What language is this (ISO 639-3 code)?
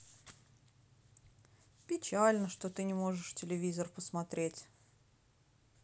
rus